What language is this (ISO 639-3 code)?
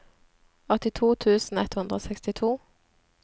nor